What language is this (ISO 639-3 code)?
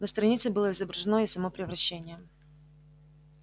rus